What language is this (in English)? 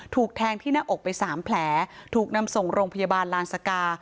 Thai